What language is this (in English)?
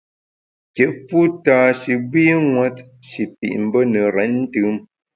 Bamun